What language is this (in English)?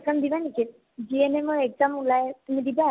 Assamese